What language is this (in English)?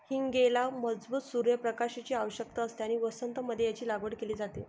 Marathi